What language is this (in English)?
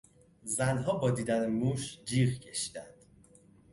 Persian